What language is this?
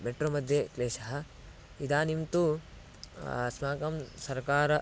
Sanskrit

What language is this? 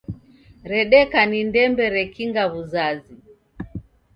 Taita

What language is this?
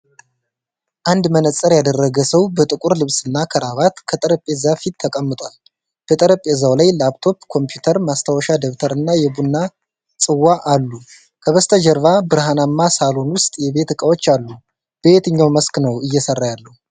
Amharic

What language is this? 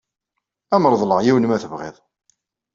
Kabyle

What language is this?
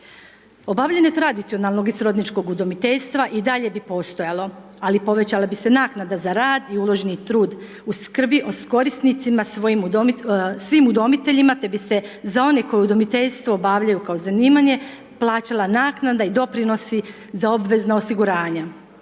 Croatian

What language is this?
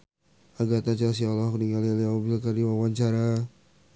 Sundanese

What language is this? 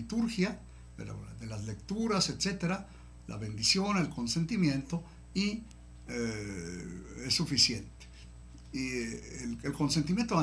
Spanish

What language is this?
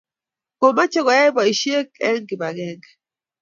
Kalenjin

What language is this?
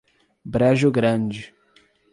Portuguese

